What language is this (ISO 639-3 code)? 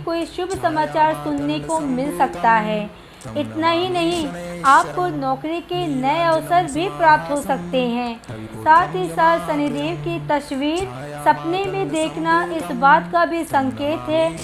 hin